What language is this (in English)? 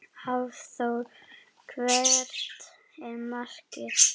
Icelandic